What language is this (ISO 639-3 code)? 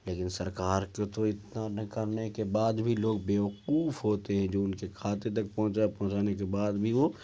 urd